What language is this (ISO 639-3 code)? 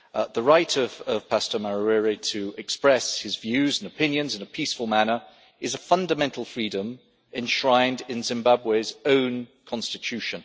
eng